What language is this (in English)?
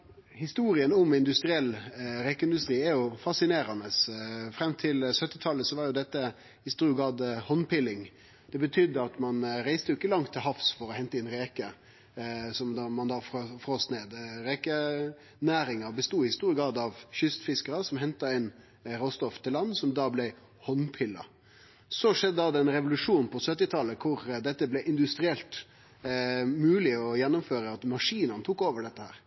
Norwegian Nynorsk